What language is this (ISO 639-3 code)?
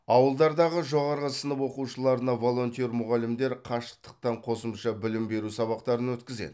kaz